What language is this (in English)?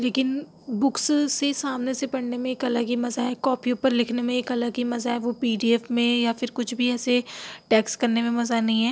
Urdu